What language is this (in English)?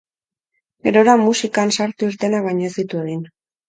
Basque